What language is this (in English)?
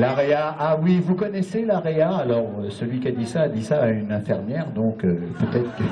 French